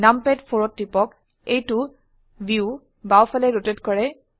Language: Assamese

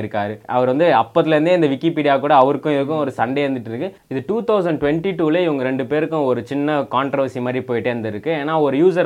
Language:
Tamil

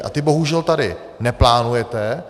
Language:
Czech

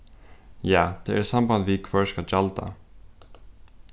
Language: Faroese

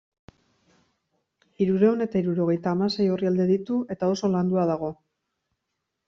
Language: Basque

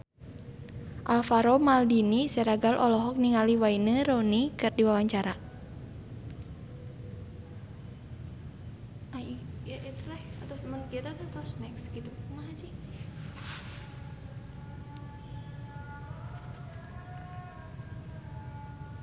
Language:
Sundanese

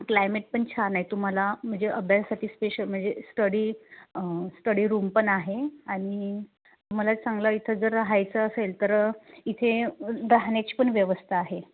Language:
Marathi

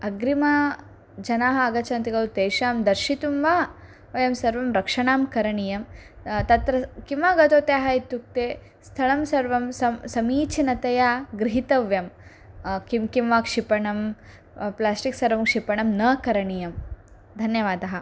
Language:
Sanskrit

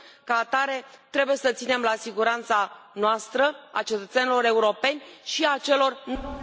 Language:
Romanian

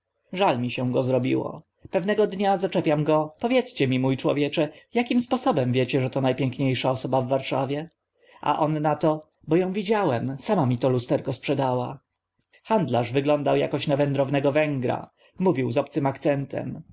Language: Polish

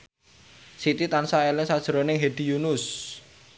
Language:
Javanese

